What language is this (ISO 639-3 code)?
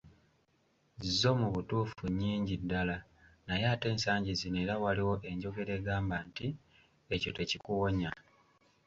lug